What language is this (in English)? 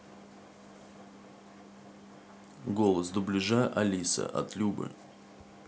Russian